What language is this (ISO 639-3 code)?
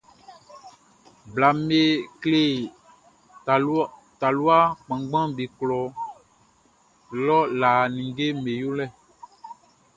bci